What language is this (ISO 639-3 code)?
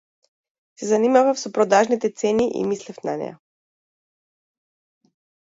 mkd